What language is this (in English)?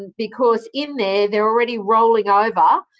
English